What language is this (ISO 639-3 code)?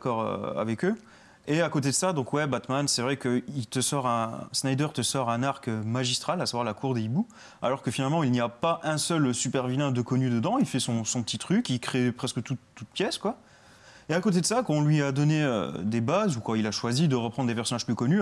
fra